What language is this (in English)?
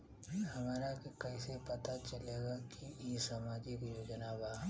Bhojpuri